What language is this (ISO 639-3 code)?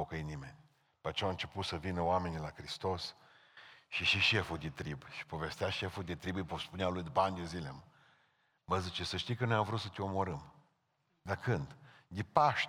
ron